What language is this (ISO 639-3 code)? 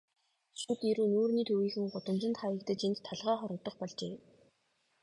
mon